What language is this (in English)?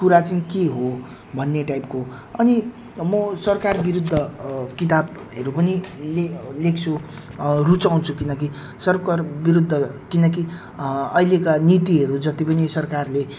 Nepali